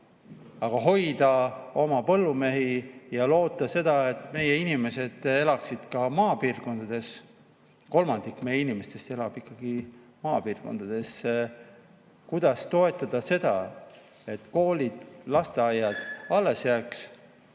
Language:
Estonian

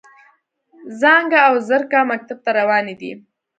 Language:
Pashto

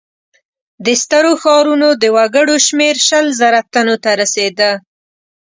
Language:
Pashto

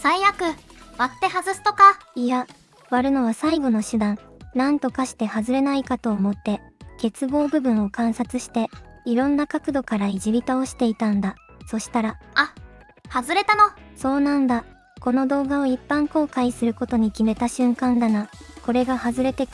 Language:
Japanese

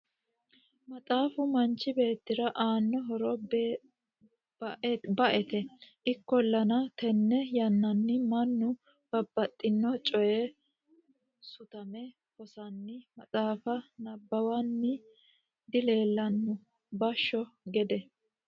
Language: Sidamo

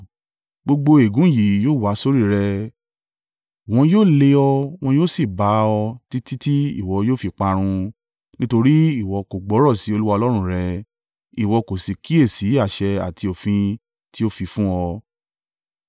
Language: Yoruba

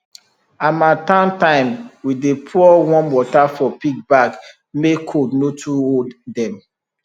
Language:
Nigerian Pidgin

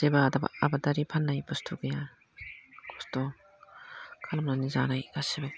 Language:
Bodo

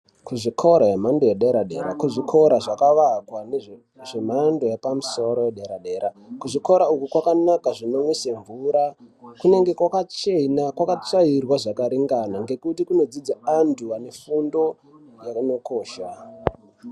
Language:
Ndau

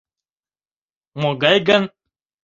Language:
Mari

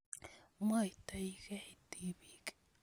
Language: Kalenjin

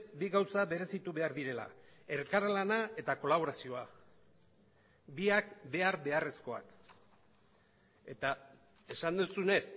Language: Basque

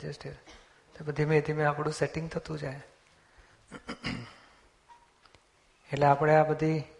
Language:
Gujarati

